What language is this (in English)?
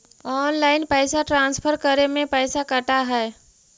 Magahi